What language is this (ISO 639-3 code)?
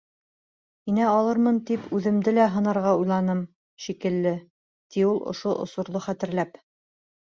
bak